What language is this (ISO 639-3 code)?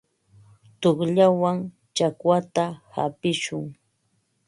qva